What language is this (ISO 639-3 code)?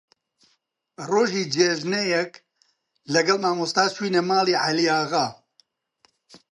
ckb